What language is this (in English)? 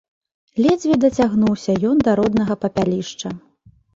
Belarusian